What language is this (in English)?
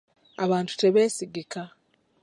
Ganda